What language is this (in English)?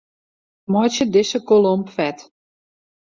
Western Frisian